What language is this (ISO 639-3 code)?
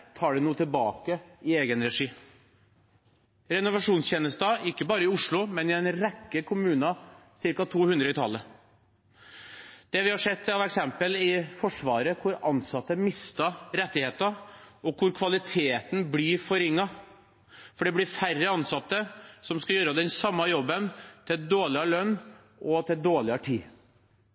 nob